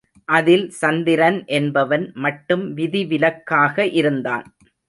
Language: Tamil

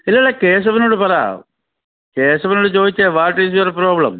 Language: Malayalam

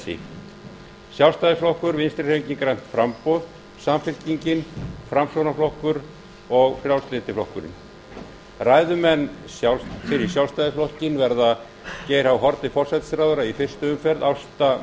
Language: Icelandic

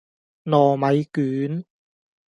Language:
Cantonese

